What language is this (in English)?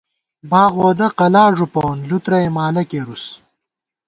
Gawar-Bati